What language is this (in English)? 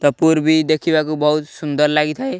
Odia